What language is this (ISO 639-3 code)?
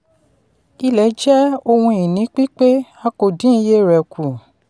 yor